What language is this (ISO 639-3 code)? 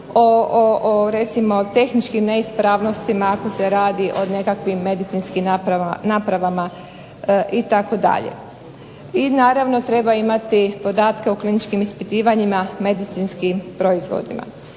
hrv